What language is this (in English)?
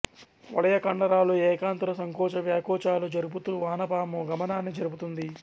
Telugu